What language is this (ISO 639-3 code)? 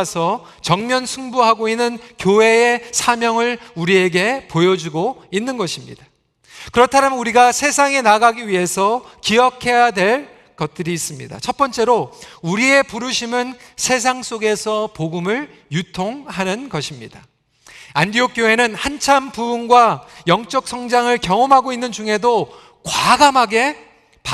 kor